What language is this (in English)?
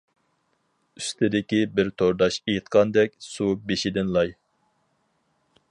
Uyghur